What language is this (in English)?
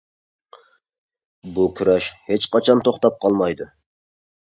Uyghur